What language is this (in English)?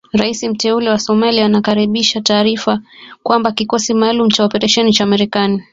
Swahili